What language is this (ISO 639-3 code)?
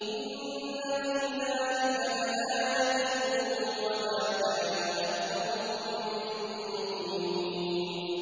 ara